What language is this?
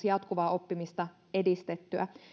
Finnish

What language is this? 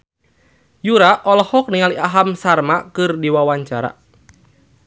Sundanese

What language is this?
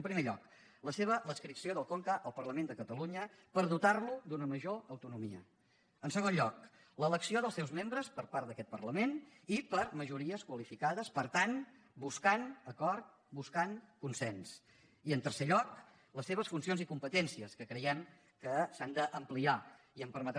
Catalan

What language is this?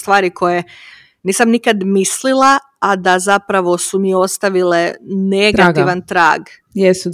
Croatian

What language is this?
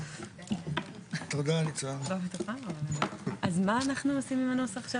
Hebrew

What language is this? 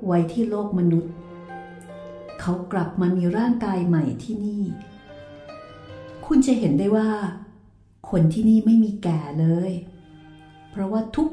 Thai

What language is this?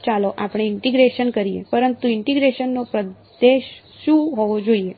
Gujarati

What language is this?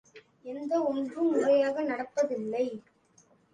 Tamil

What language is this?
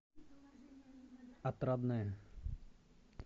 Russian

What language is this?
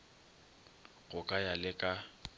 Northern Sotho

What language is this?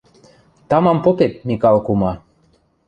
Western Mari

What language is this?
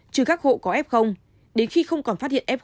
Vietnamese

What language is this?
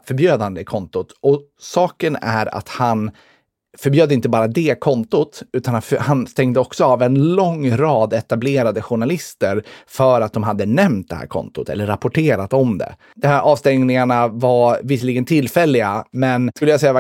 Swedish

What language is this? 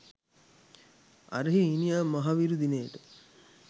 Sinhala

